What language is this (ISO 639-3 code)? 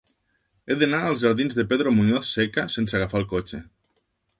cat